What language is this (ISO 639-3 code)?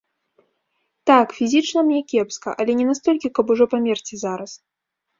bel